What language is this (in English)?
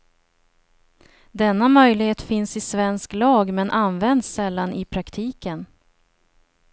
Swedish